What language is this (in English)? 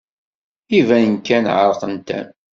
Kabyle